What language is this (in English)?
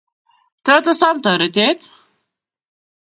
Kalenjin